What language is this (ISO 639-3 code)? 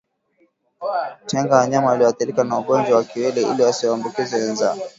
swa